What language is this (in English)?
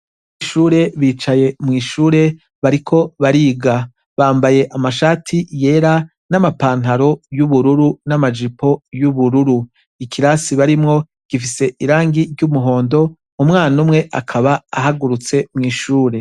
Rundi